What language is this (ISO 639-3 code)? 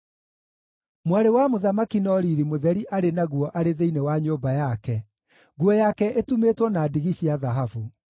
kik